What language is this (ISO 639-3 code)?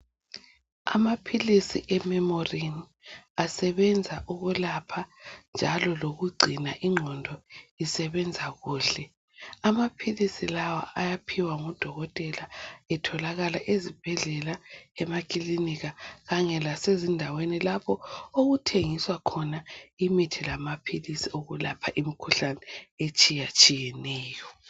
nde